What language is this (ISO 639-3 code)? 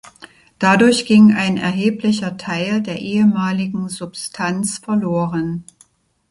deu